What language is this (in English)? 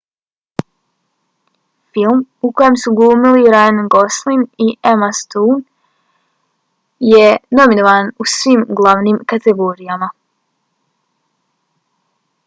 Bosnian